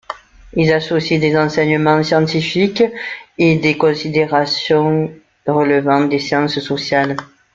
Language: French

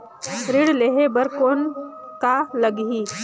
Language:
Chhattisgarhi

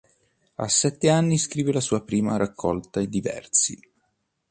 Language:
Italian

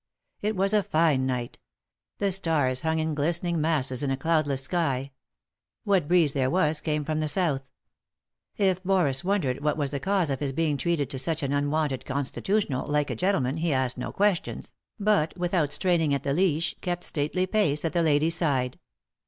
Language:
English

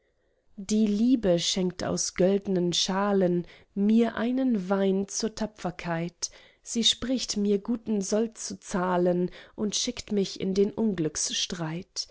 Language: German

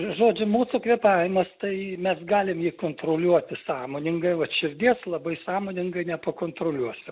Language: Lithuanian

